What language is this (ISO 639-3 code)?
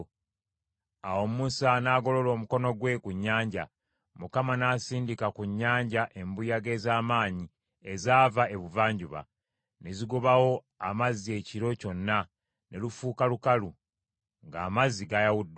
lug